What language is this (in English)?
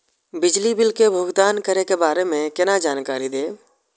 Maithili